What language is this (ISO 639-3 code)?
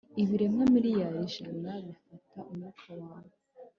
kin